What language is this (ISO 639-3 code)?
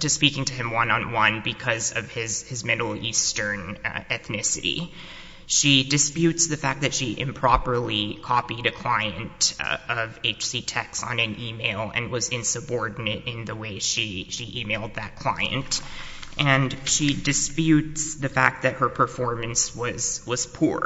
eng